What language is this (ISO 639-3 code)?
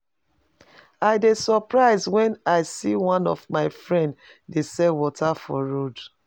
pcm